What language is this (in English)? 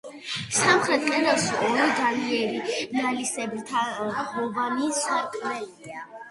Georgian